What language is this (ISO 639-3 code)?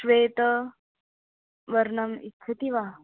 san